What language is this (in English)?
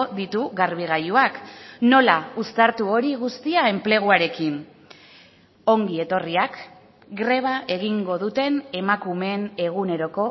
Basque